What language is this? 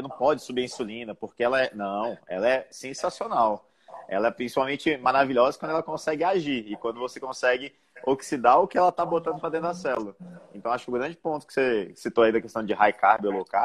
Portuguese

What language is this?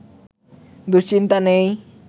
Bangla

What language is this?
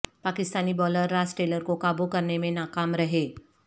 Urdu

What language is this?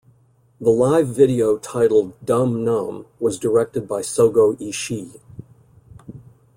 English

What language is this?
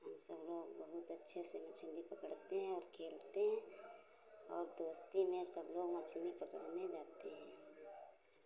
Hindi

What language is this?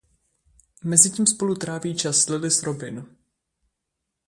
Czech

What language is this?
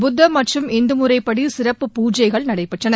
Tamil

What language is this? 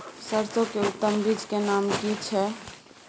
Maithili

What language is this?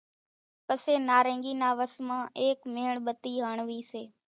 Kachi Koli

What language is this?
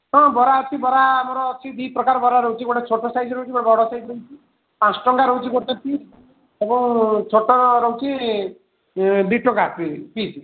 Odia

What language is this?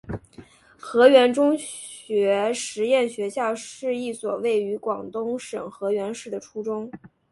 Chinese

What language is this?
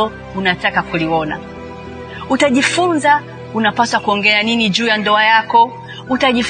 Swahili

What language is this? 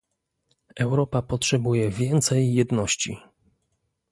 Polish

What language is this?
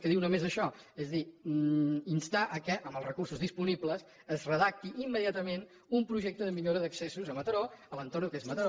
Catalan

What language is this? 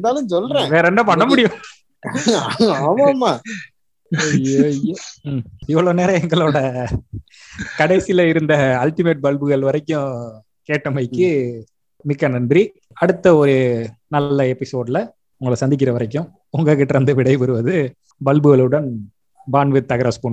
Tamil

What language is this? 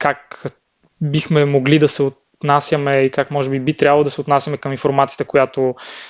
Bulgarian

